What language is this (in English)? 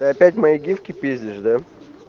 Russian